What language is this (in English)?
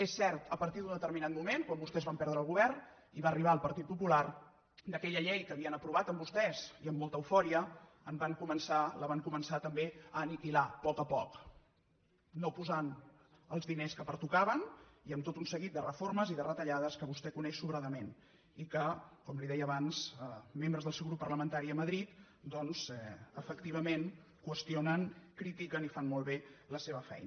Catalan